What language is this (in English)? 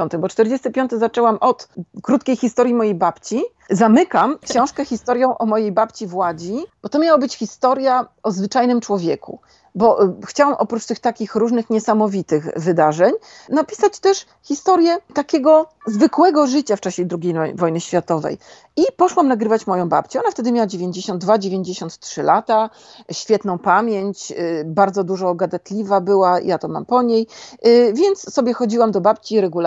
Polish